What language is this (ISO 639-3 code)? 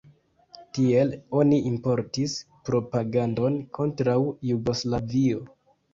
epo